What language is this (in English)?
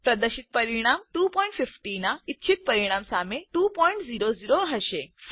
Gujarati